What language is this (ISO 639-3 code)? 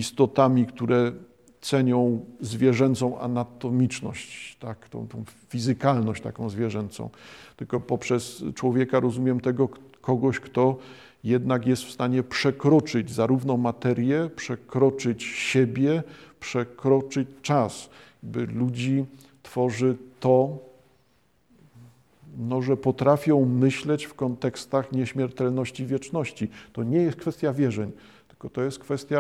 pol